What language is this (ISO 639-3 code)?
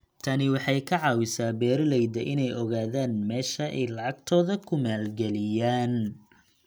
som